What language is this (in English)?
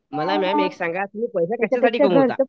Marathi